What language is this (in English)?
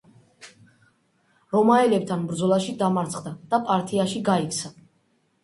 Georgian